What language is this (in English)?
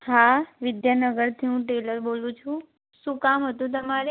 Gujarati